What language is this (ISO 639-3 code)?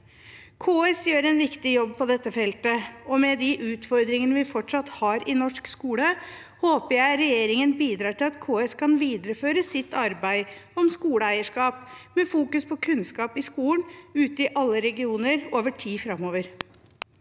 nor